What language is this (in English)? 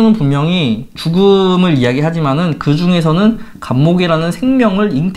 Korean